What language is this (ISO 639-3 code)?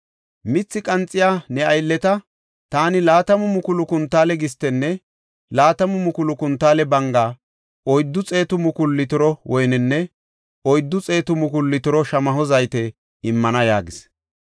gof